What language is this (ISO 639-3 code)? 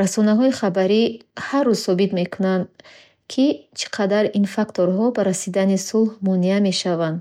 bhh